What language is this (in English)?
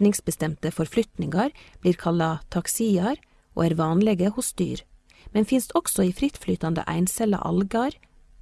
Norwegian